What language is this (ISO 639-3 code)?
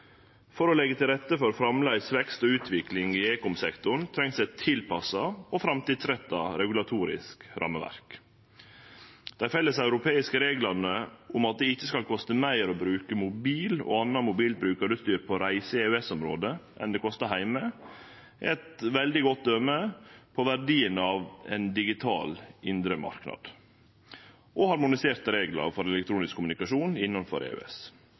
nno